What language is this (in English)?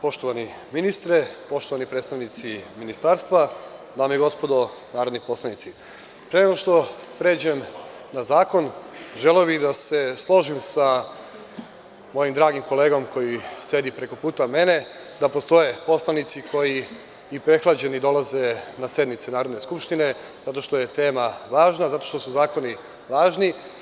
Serbian